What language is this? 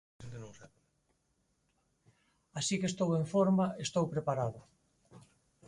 Galician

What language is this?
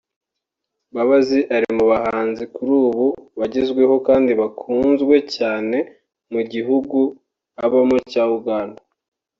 Kinyarwanda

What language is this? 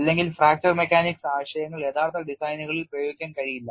Malayalam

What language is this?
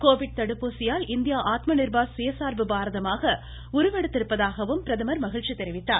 Tamil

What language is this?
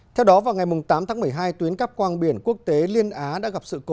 Vietnamese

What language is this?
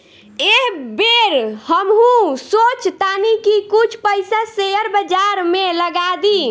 Bhojpuri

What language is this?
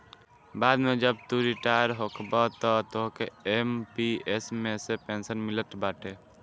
Bhojpuri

